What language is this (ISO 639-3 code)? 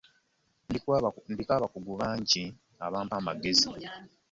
lug